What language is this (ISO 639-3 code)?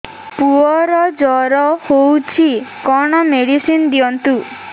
ori